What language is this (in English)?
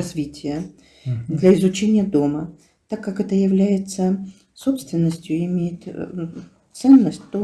Russian